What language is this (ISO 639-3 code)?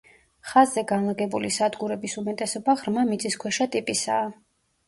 kat